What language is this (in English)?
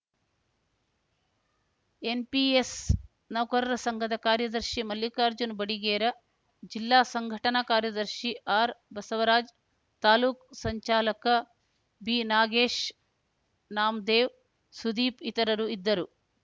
Kannada